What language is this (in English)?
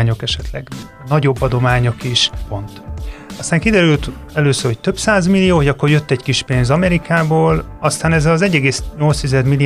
Hungarian